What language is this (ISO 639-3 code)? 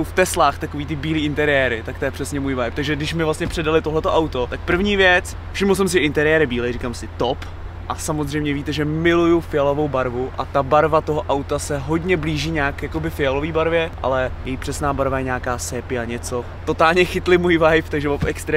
ces